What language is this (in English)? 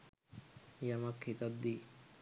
Sinhala